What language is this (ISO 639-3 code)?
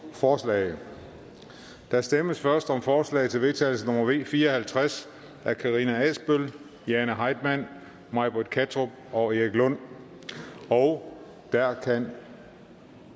dan